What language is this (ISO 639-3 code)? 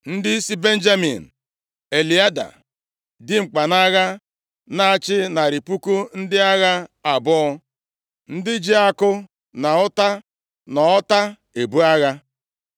ibo